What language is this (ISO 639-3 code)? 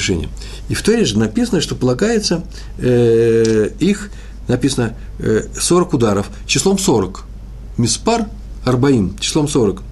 rus